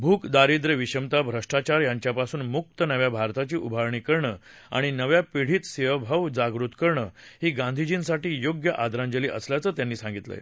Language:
Marathi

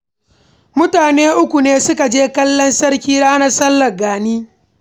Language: Hausa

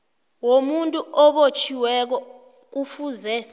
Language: South Ndebele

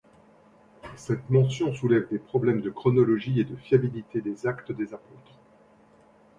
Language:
French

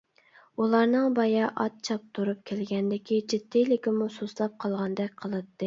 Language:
Uyghur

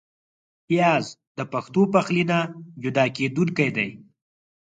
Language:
Pashto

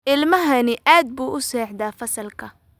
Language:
Somali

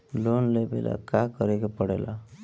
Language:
Bhojpuri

